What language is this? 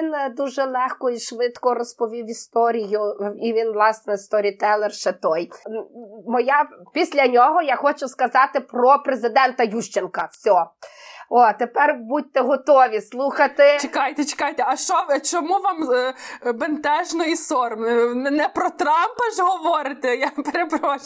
Ukrainian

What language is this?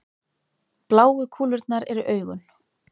Icelandic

